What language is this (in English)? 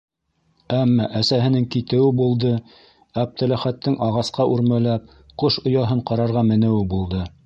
Bashkir